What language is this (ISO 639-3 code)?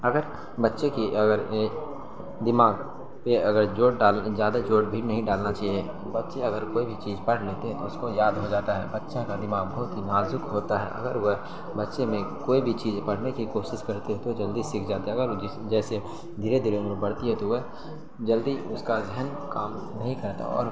urd